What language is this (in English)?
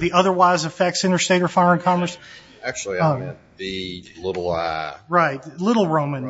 English